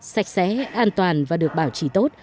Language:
Vietnamese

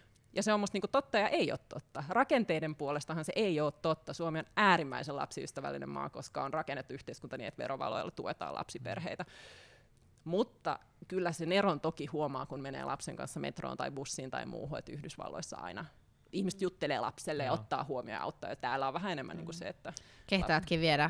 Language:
Finnish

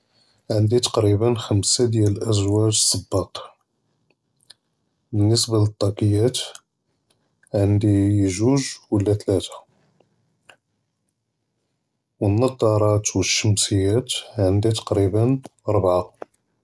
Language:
Judeo-Arabic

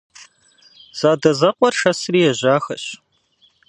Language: Kabardian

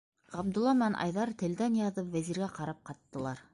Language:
Bashkir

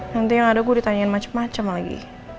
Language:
Indonesian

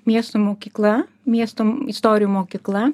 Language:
Lithuanian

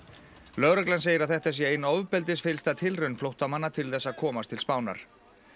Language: Icelandic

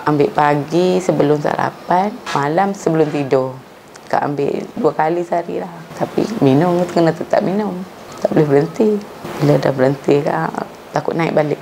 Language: Malay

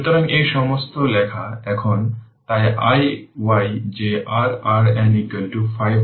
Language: Bangla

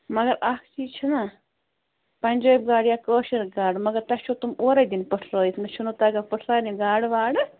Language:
Kashmiri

